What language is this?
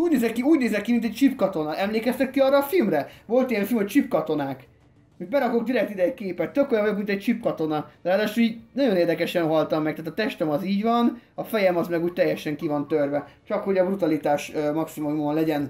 Hungarian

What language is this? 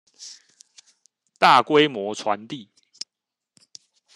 Chinese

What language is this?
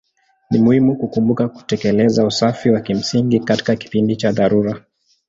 Swahili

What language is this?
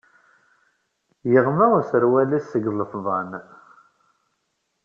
Kabyle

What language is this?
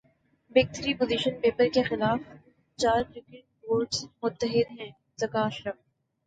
Urdu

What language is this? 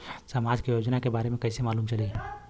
Bhojpuri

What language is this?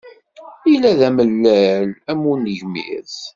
Kabyle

